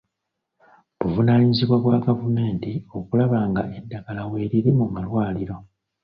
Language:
Ganda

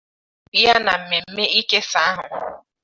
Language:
Igbo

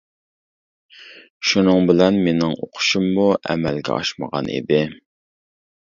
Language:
Uyghur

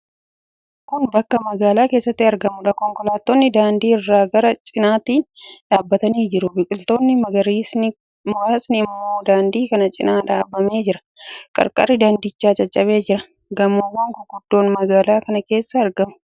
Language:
Oromo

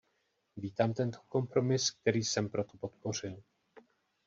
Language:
Czech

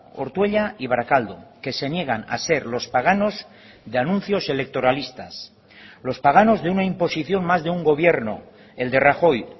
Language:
Spanish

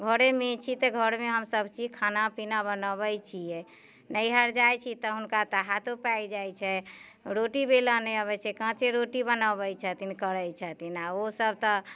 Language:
Maithili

